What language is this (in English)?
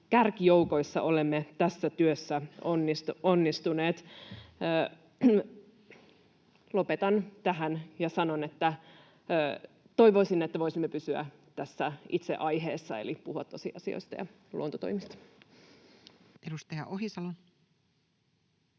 Finnish